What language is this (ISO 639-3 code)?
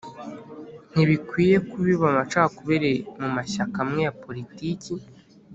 kin